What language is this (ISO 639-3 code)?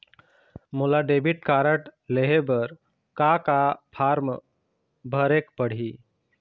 hne